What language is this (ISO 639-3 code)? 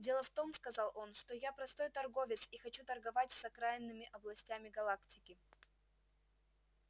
rus